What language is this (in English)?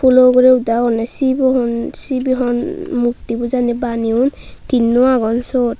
Chakma